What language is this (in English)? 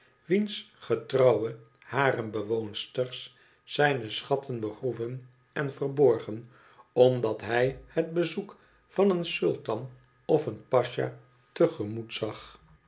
Dutch